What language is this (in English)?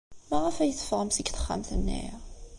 Kabyle